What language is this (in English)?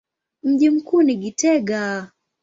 Swahili